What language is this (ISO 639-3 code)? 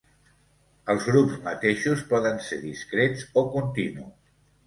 cat